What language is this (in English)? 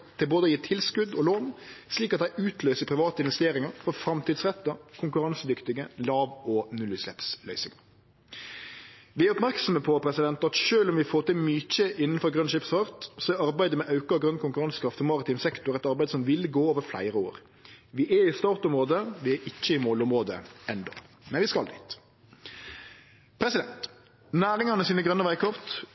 Norwegian Nynorsk